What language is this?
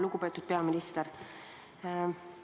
Estonian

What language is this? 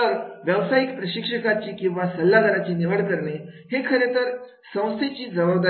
Marathi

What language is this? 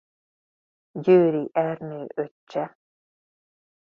Hungarian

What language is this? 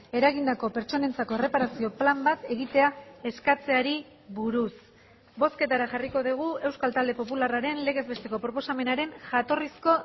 Basque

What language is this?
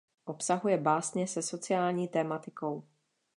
Czech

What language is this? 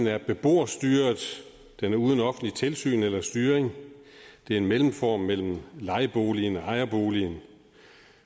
Danish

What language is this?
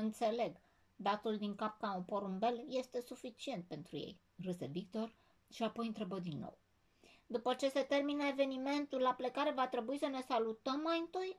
Romanian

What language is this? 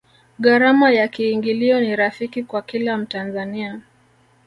Swahili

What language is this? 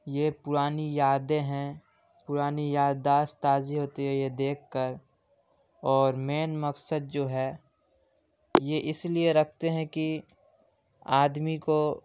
Urdu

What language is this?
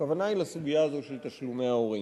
Hebrew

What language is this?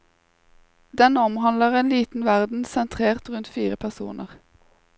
Norwegian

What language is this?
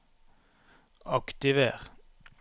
Norwegian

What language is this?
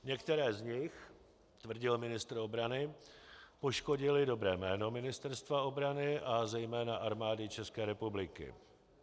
Czech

